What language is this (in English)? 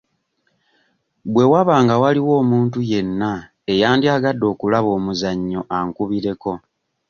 Ganda